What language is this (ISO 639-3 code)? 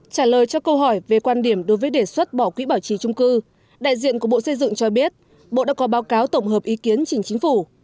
vie